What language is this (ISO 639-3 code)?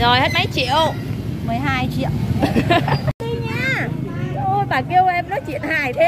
vie